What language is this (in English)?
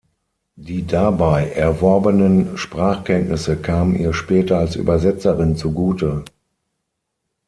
German